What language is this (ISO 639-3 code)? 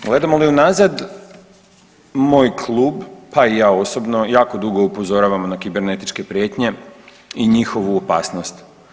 hrv